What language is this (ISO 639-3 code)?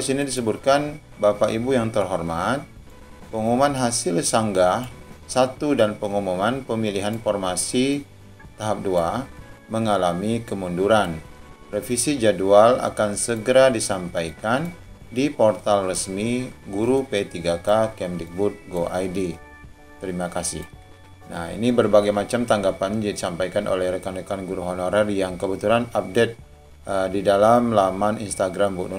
ind